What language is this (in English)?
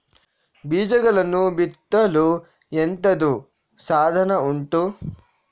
Kannada